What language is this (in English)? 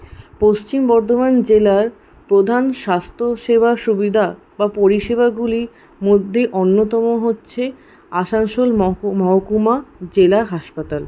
Bangla